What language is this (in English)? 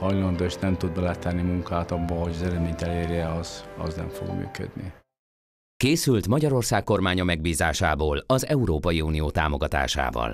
Hungarian